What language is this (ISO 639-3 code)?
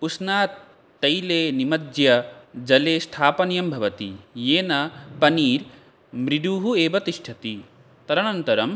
san